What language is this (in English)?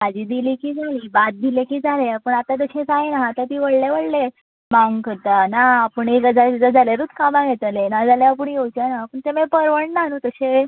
Konkani